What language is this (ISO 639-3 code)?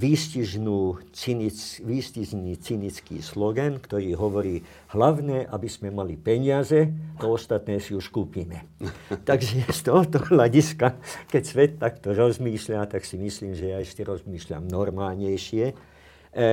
slk